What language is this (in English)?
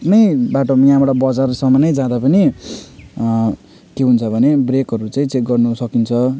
Nepali